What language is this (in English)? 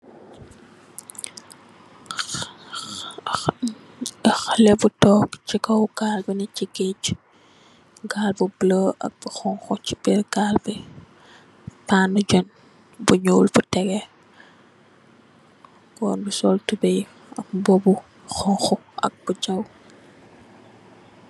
Wolof